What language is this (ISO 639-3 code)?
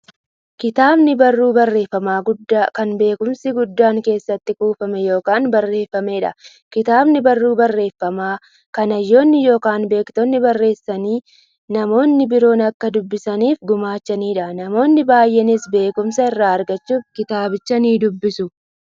orm